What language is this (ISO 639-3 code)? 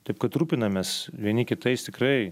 lit